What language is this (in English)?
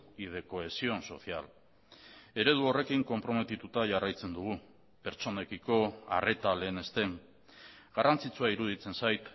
Basque